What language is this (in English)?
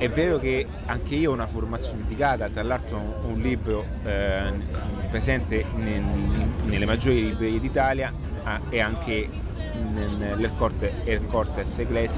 Italian